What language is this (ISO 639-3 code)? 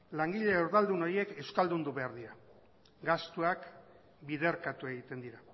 eus